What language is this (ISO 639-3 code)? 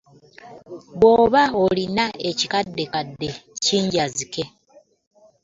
lug